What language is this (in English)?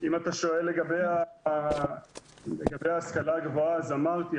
Hebrew